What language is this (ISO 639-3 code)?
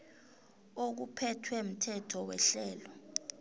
nbl